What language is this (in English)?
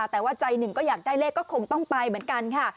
Thai